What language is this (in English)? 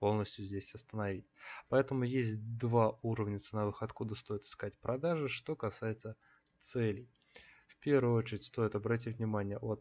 Russian